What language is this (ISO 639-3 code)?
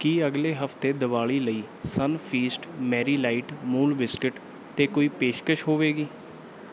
pan